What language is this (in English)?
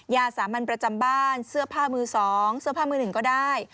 Thai